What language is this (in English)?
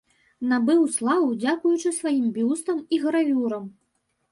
Belarusian